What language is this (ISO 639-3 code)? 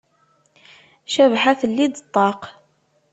kab